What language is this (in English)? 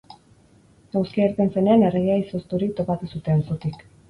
Basque